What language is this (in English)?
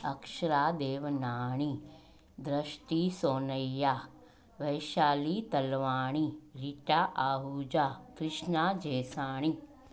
Sindhi